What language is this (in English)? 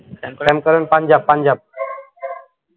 Bangla